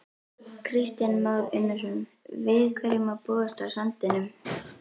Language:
Icelandic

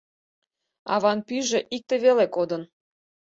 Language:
Mari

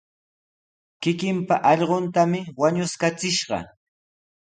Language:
Sihuas Ancash Quechua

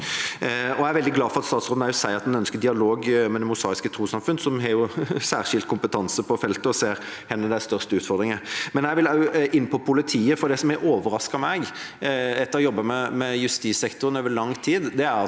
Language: Norwegian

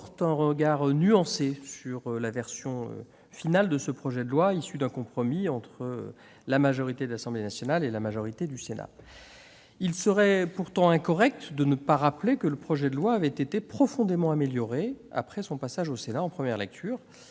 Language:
French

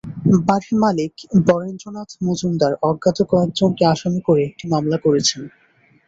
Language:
Bangla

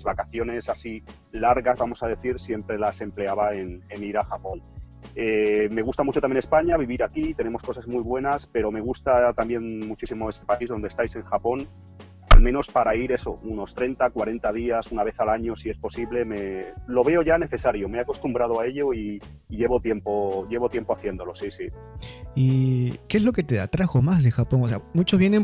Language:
Spanish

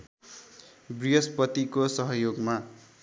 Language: Nepali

